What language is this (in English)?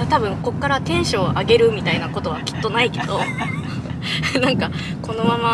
Japanese